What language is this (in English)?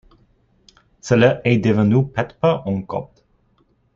French